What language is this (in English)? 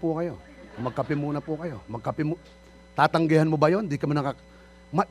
Filipino